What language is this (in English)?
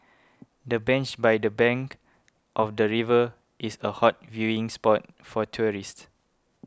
English